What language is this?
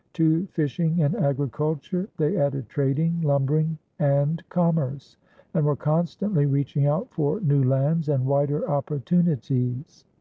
English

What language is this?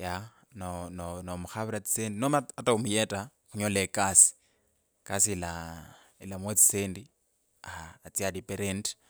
Kabras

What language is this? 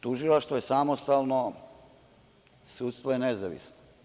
Serbian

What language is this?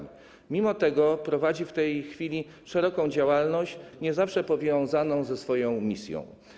Polish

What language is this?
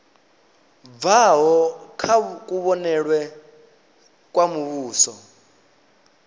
Venda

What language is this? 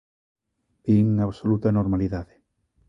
Galician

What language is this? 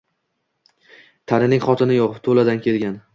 Uzbek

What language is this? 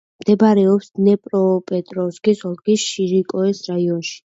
Georgian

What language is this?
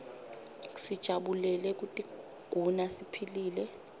Swati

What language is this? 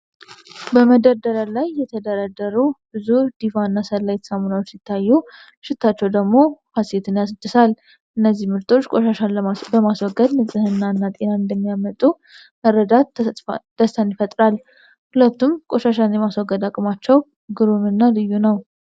Amharic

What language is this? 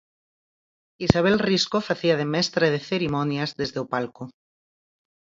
Galician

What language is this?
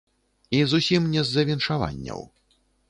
Belarusian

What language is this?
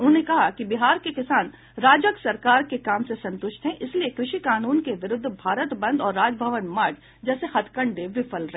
Hindi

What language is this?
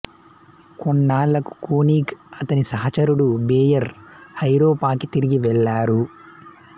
Telugu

